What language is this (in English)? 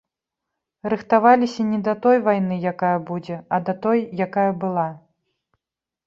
Belarusian